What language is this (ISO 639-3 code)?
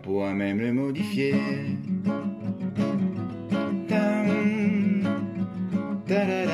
fra